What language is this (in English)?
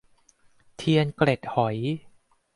Thai